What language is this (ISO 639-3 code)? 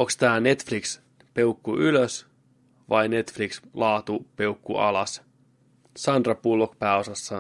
fin